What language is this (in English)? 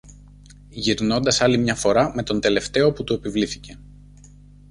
Greek